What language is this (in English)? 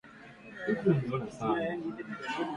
Swahili